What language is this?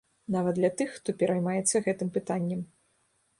Belarusian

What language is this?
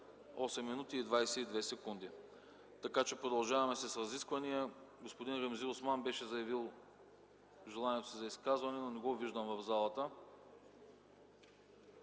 Bulgarian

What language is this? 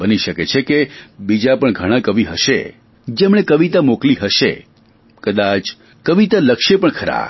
Gujarati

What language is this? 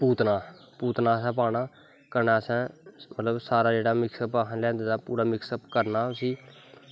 Dogri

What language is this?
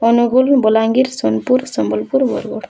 Odia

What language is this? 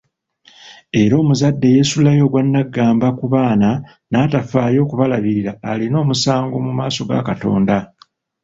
Ganda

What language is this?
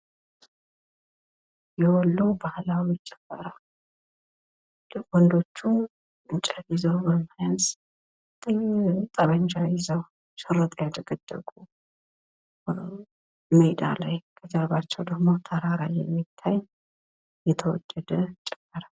Amharic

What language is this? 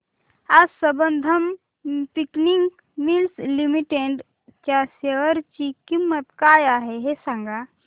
Marathi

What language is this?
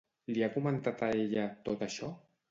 Catalan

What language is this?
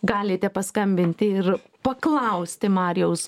Lithuanian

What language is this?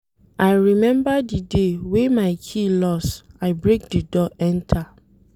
Nigerian Pidgin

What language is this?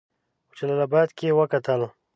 Pashto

